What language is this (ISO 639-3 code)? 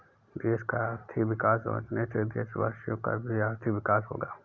hin